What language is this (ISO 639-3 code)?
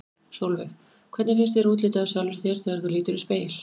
isl